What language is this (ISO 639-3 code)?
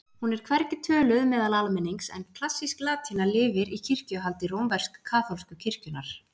isl